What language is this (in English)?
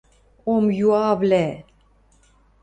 Western Mari